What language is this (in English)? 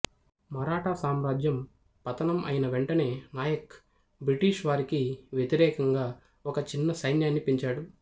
Telugu